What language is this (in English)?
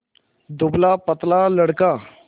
Hindi